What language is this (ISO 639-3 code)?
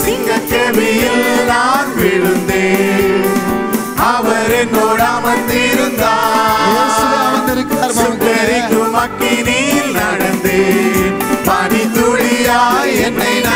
ron